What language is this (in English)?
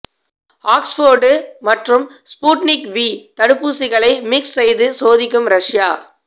Tamil